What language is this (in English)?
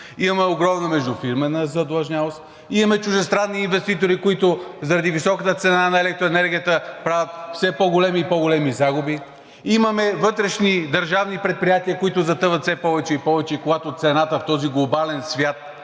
Bulgarian